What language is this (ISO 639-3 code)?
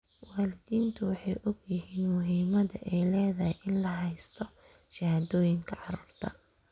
som